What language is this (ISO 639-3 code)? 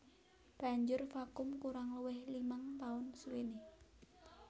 jav